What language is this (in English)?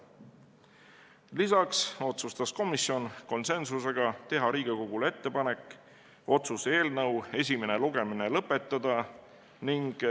Estonian